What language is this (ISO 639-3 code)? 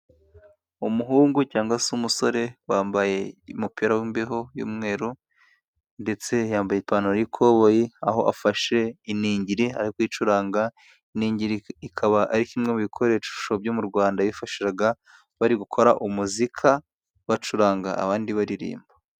kin